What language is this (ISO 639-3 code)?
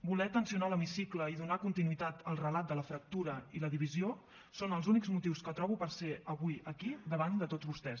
cat